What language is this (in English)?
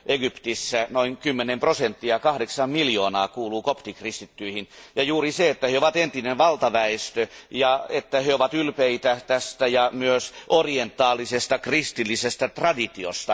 Finnish